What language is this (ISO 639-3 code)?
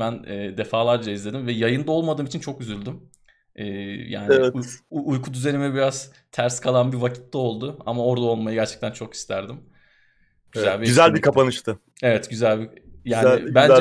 tur